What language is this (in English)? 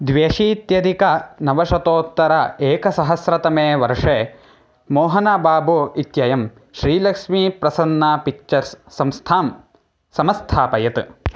Sanskrit